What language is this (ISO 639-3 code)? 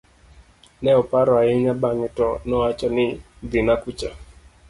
luo